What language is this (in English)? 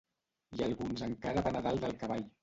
Catalan